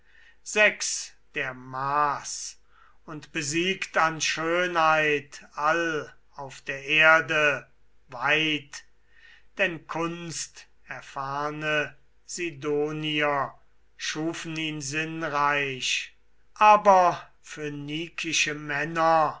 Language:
German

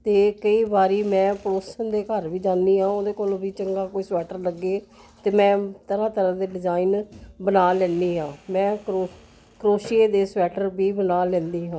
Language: Punjabi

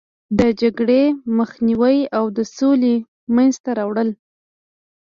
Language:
Pashto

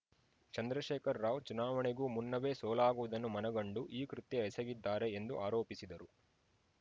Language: Kannada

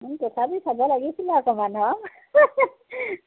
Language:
Assamese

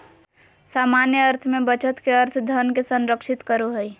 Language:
Magahi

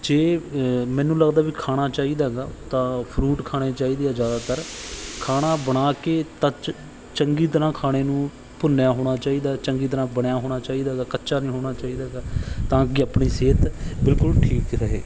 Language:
Punjabi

